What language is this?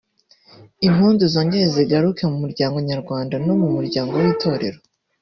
Kinyarwanda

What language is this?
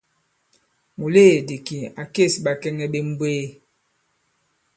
Bankon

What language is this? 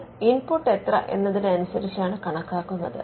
Malayalam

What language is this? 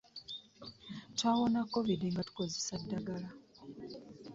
Ganda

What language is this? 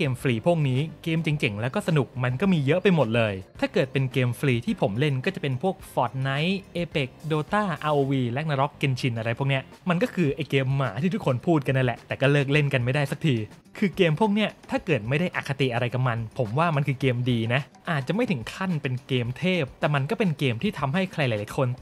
Thai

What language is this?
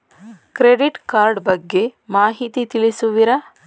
Kannada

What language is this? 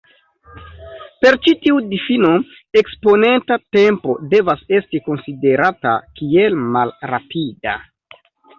Esperanto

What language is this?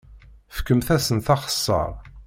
Kabyle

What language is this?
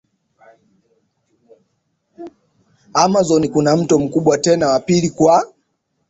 Swahili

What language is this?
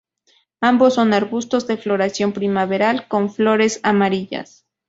Spanish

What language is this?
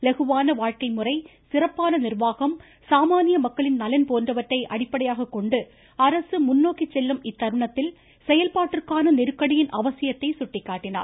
Tamil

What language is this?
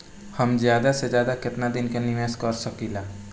Bhojpuri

